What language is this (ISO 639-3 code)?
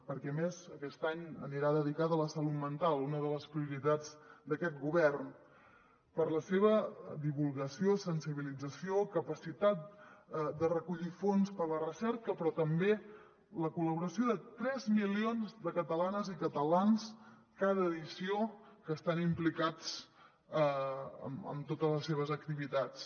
cat